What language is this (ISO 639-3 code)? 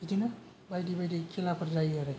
brx